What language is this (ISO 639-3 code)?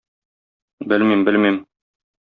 tat